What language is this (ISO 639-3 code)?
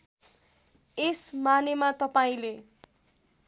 nep